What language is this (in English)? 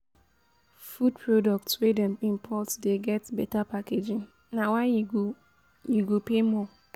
Nigerian Pidgin